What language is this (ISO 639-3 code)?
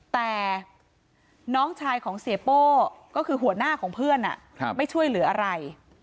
tha